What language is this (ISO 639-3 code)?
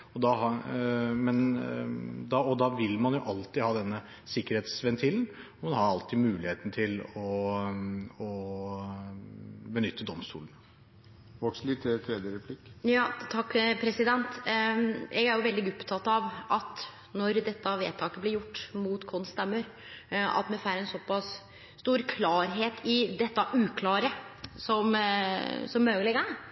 nor